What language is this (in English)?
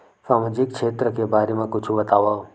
Chhattisgarhi